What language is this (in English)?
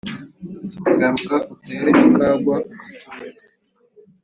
Kinyarwanda